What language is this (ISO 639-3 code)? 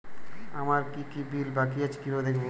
ben